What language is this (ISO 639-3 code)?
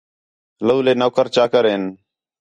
xhe